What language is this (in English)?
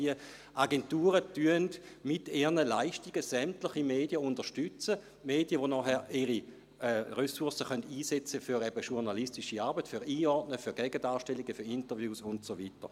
Swiss German